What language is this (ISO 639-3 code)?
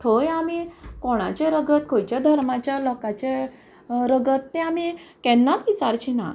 kok